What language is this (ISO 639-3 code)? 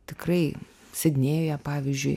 lit